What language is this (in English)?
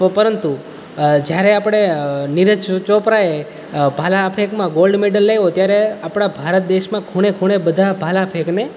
Gujarati